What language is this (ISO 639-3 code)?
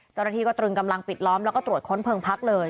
tha